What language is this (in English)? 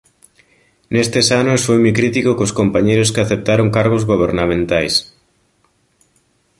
Galician